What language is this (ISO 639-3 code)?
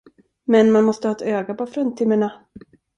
swe